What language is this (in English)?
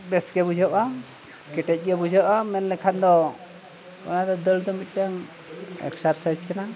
Santali